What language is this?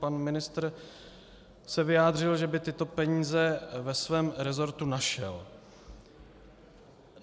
Czech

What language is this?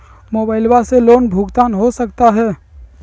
Magahi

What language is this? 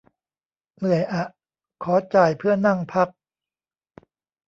Thai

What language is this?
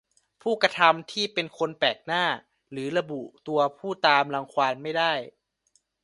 Thai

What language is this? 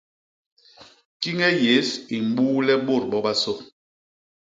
Basaa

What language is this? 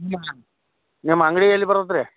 Kannada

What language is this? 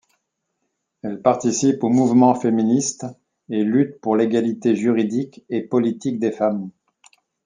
French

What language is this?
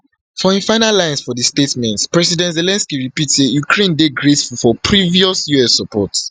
Nigerian Pidgin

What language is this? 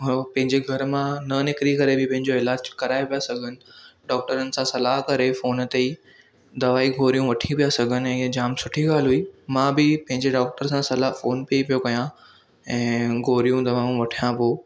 Sindhi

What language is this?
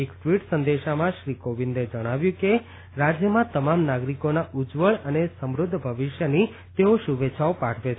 Gujarati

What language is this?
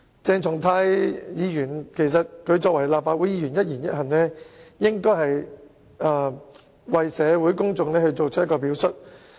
Cantonese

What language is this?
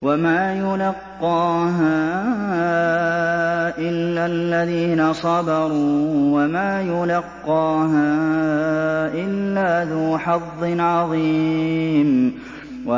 Arabic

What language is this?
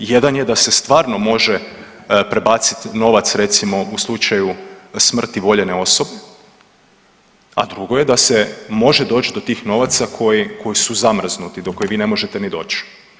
Croatian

